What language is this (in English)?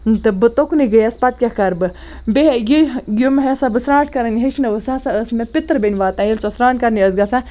Kashmiri